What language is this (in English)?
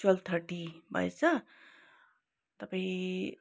Nepali